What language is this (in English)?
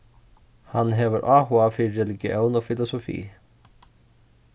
Faroese